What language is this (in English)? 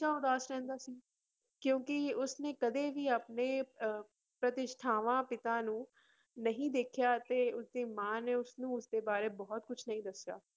Punjabi